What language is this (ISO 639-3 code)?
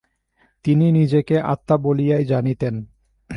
ben